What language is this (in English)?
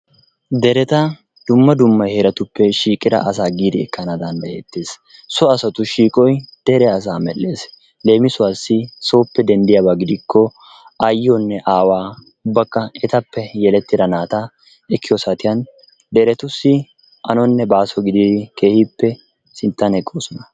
Wolaytta